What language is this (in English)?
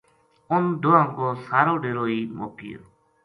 Gujari